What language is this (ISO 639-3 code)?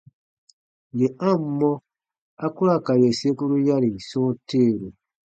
bba